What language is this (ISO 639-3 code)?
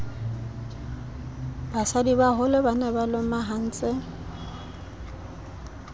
sot